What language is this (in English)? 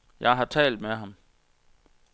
Danish